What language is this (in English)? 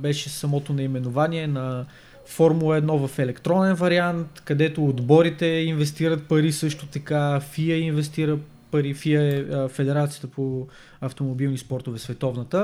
Bulgarian